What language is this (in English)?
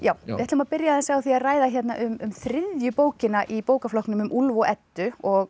Icelandic